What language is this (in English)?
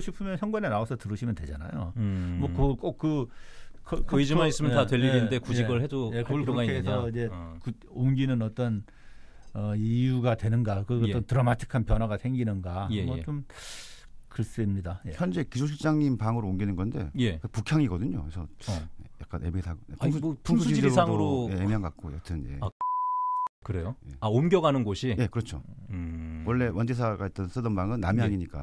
Korean